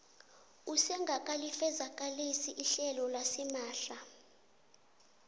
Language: South Ndebele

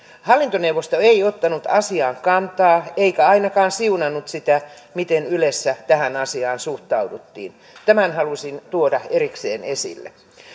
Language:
Finnish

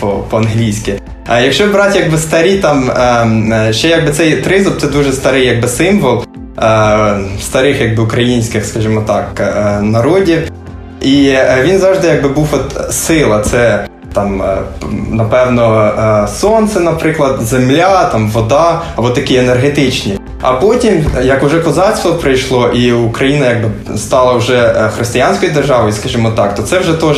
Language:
Ukrainian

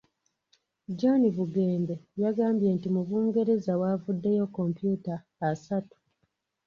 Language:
Ganda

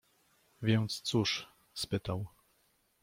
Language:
Polish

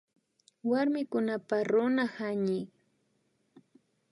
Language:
Imbabura Highland Quichua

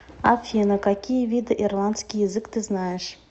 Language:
Russian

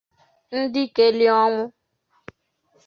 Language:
Igbo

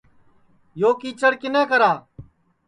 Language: Sansi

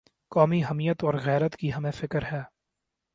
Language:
Urdu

